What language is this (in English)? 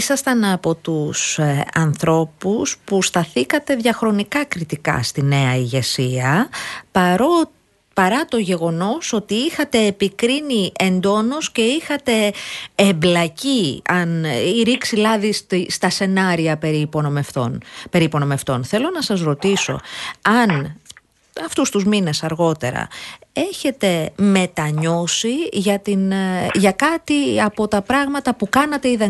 Greek